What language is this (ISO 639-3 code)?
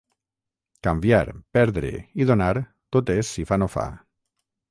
cat